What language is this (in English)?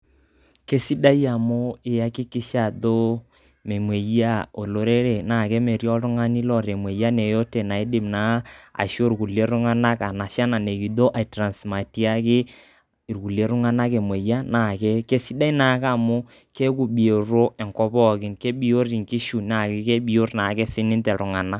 Masai